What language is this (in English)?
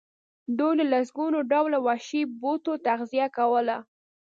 Pashto